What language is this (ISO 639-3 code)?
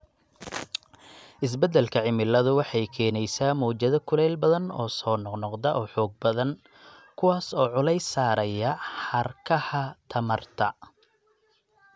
som